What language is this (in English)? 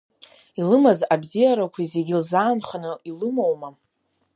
Abkhazian